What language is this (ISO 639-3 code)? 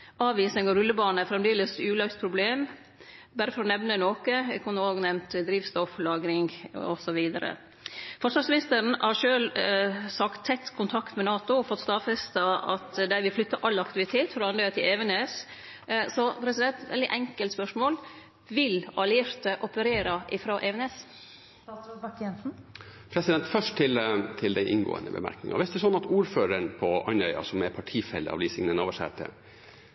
nor